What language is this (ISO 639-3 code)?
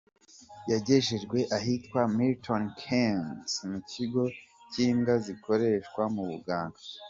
kin